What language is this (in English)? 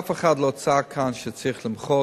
Hebrew